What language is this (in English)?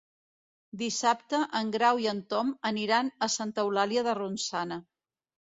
Catalan